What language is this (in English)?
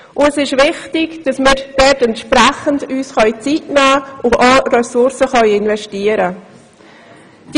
Swiss German